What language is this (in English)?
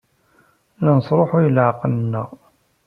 Kabyle